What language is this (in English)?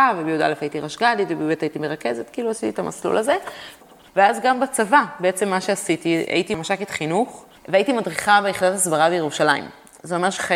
Hebrew